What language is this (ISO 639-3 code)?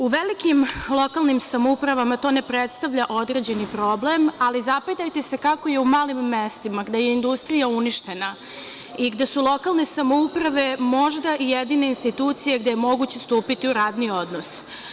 srp